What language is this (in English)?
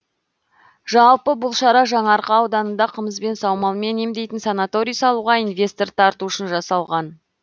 Kazakh